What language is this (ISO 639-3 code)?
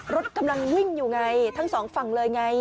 tha